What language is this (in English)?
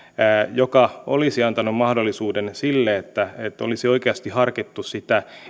Finnish